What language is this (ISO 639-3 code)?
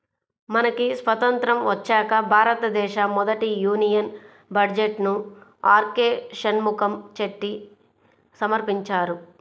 tel